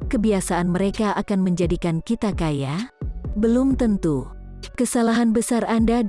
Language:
Indonesian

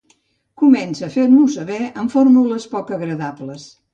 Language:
Catalan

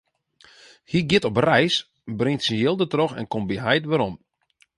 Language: Western Frisian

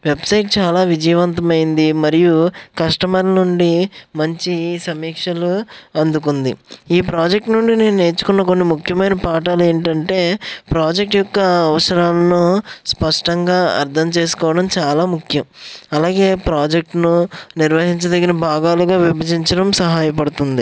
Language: Telugu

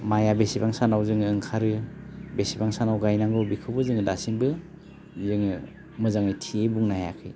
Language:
Bodo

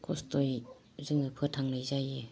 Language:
Bodo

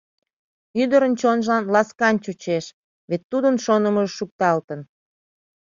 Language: Mari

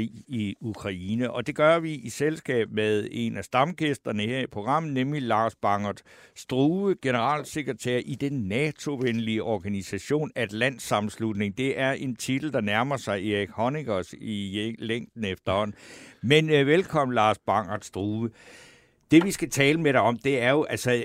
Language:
Danish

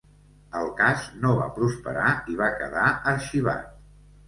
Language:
Catalan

